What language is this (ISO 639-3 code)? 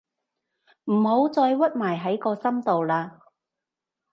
yue